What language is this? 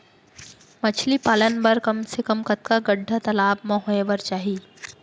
Chhattisgarhi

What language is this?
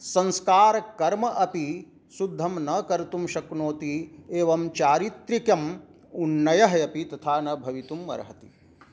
Sanskrit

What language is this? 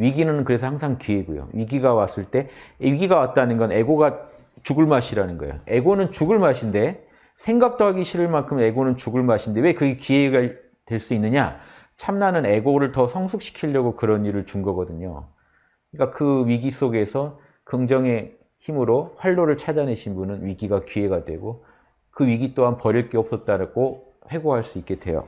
Korean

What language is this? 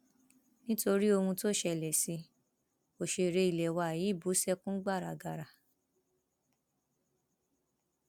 Yoruba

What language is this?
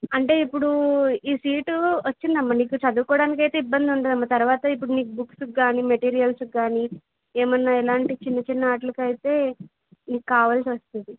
Telugu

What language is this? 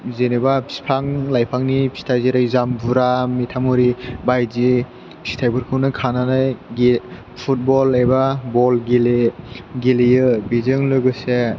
Bodo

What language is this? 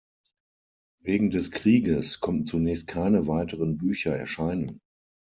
German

